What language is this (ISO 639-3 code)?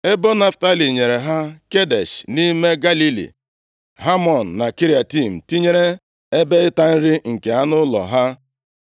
ibo